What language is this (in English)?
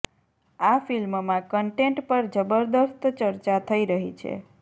Gujarati